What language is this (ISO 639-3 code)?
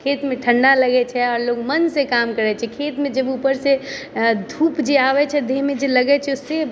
mai